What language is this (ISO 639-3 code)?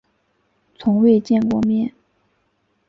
zho